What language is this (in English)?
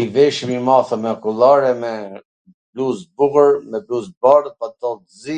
Gheg Albanian